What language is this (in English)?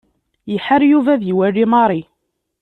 Kabyle